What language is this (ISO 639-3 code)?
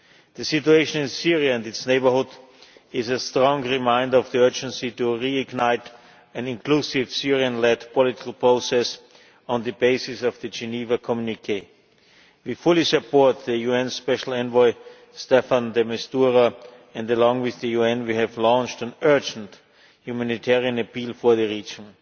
eng